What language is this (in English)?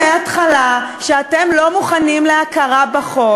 Hebrew